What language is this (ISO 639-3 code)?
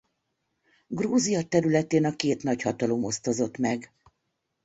hun